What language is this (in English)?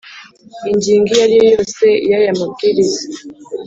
Kinyarwanda